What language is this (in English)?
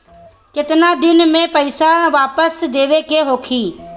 Bhojpuri